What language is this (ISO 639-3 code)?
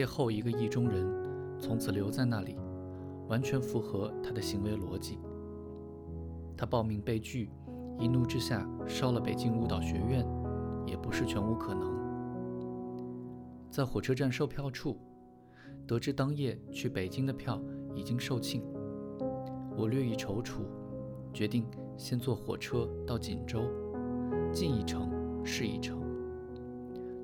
zho